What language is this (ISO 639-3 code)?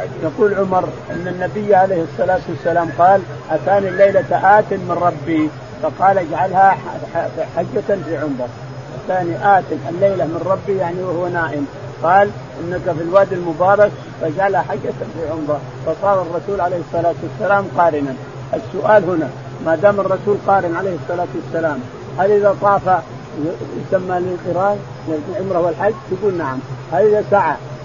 ara